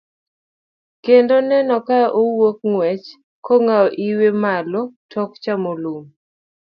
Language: Luo (Kenya and Tanzania)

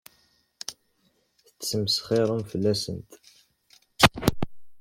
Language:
Kabyle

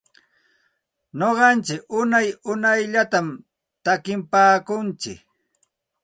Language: Santa Ana de Tusi Pasco Quechua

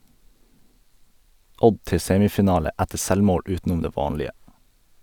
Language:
Norwegian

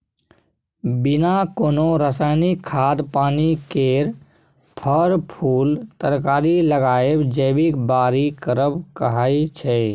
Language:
Maithili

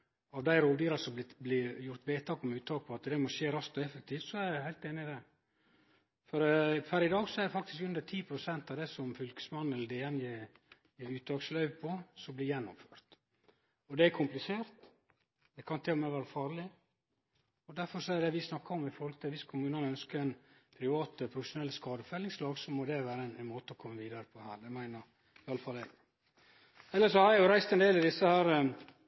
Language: Norwegian Nynorsk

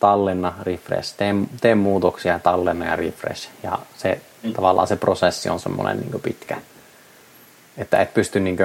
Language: Finnish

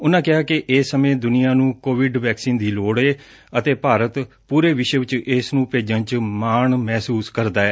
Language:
Punjabi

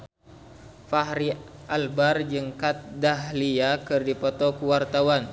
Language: Sundanese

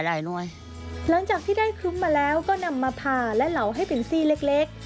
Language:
Thai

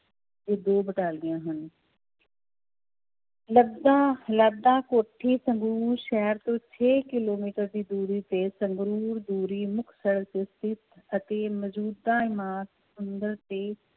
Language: Punjabi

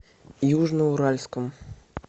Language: Russian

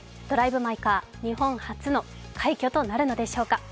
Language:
Japanese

